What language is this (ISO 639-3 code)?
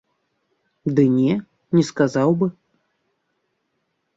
bel